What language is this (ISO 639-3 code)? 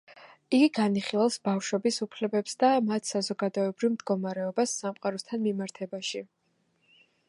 kat